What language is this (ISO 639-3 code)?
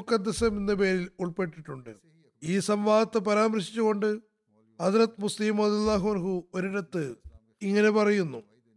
mal